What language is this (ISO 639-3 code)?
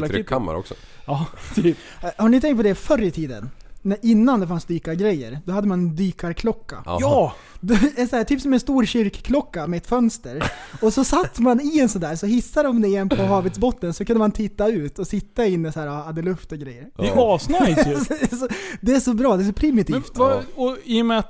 swe